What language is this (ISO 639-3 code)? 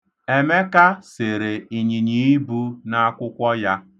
ibo